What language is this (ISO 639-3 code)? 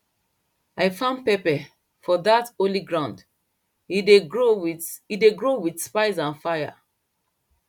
pcm